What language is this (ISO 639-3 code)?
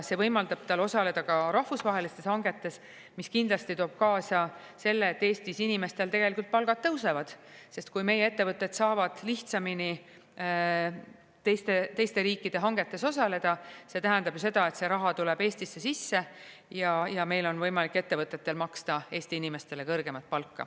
est